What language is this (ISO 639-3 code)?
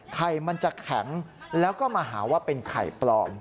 tha